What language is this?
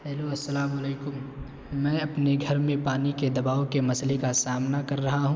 Urdu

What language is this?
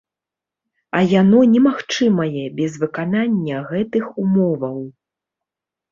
Belarusian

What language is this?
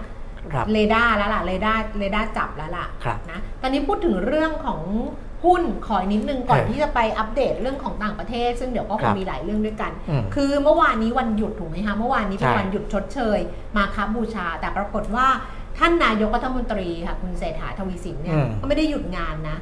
Thai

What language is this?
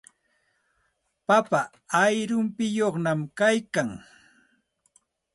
Santa Ana de Tusi Pasco Quechua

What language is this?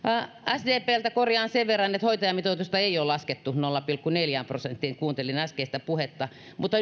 Finnish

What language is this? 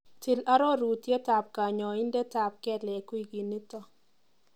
Kalenjin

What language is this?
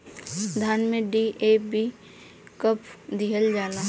Bhojpuri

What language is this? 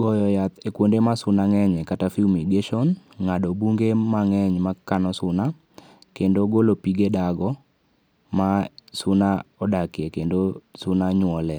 Luo (Kenya and Tanzania)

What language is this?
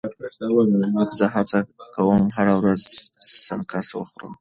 Pashto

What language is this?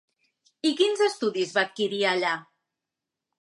Catalan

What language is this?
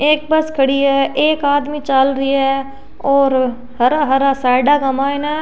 Rajasthani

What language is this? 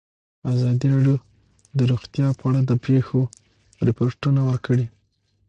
Pashto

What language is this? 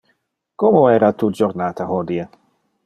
Interlingua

